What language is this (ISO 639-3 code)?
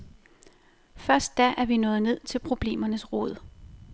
dan